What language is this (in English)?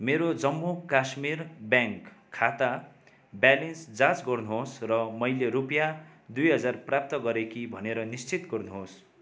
Nepali